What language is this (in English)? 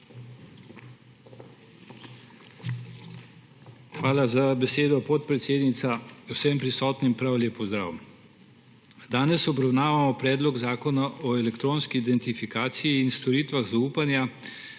Slovenian